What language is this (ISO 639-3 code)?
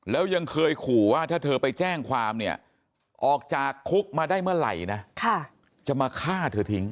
tha